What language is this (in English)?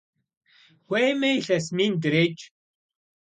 Kabardian